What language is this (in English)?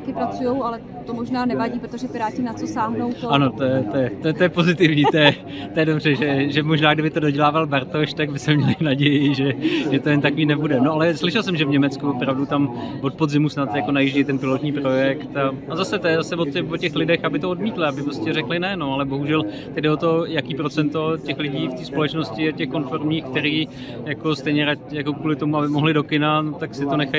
Czech